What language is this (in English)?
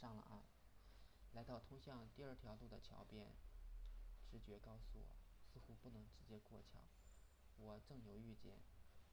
Chinese